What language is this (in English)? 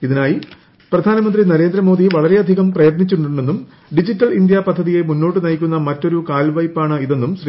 Malayalam